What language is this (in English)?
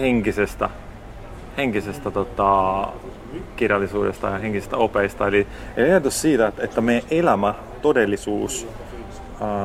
Finnish